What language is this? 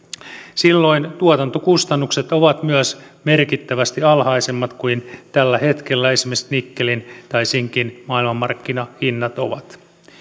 Finnish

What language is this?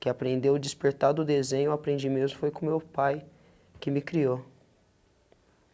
Portuguese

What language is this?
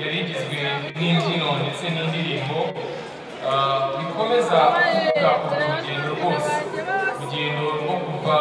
Romanian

